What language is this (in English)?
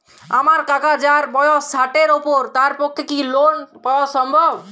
Bangla